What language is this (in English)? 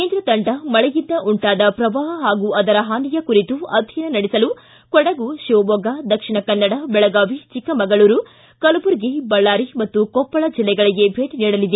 Kannada